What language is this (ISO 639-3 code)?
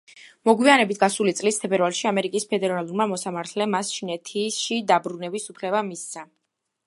kat